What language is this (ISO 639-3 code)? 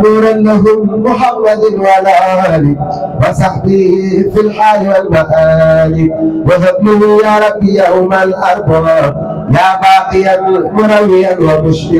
ara